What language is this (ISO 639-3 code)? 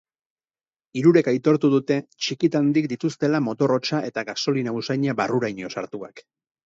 eus